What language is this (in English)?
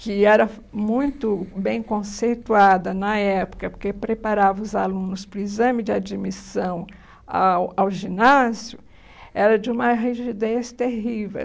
Portuguese